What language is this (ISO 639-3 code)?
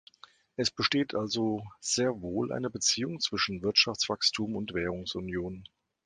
deu